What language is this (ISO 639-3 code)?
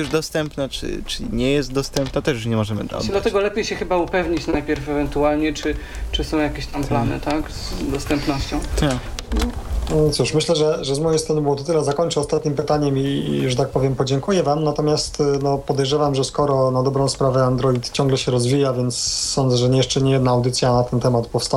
pol